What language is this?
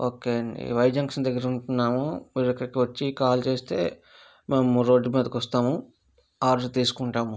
Telugu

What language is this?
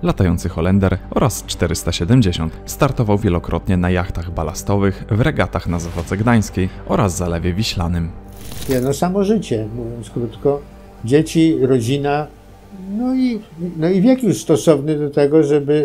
Polish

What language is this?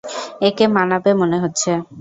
Bangla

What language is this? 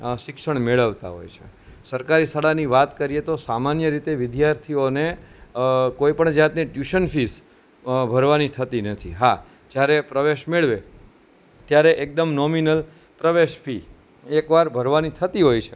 Gujarati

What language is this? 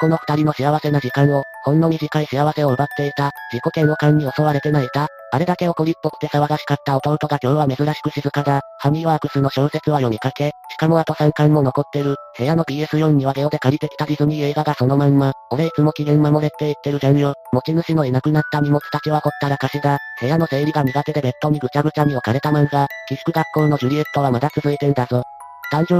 Japanese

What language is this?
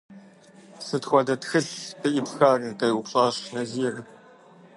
Kabardian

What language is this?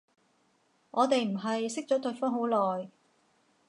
Cantonese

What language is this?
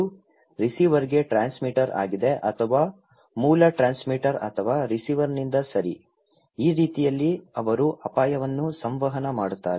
Kannada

